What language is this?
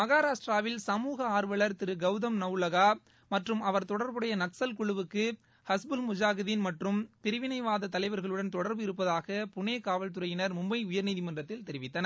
Tamil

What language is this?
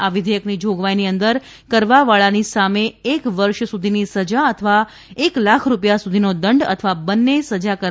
Gujarati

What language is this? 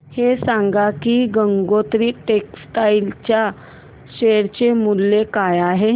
Marathi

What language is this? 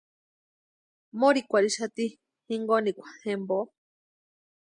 Western Highland Purepecha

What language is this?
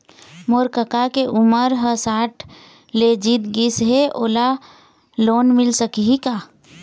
Chhattisgarhi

